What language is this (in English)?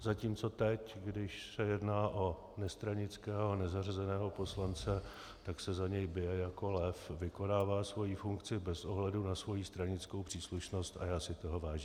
Czech